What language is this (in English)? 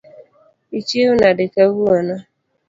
Luo (Kenya and Tanzania)